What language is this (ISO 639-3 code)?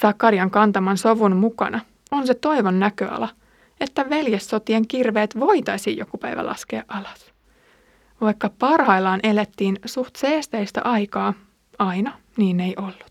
fin